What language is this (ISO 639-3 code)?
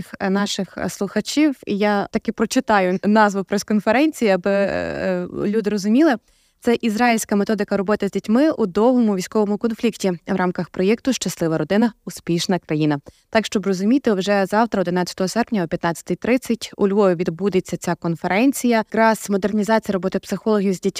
ukr